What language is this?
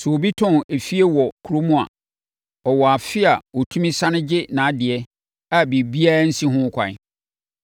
Akan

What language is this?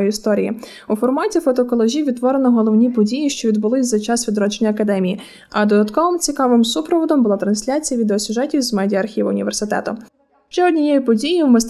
Ukrainian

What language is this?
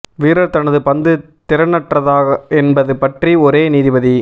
Tamil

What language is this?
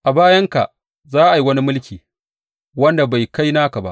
Hausa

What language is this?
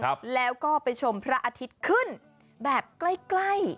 Thai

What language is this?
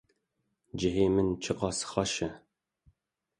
Kurdish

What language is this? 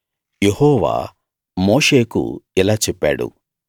Telugu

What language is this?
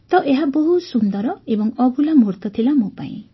Odia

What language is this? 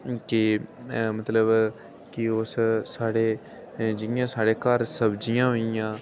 Dogri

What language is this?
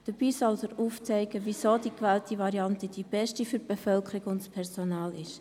Swiss German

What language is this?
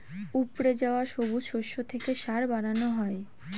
Bangla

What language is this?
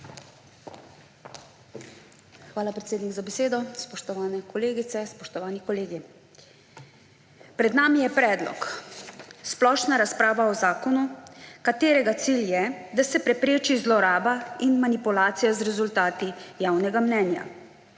Slovenian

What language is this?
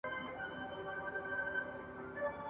Pashto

